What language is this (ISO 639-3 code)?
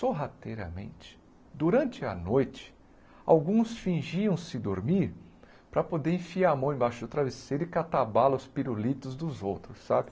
por